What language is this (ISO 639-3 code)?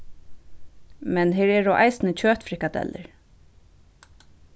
fao